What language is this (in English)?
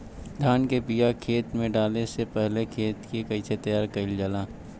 Bhojpuri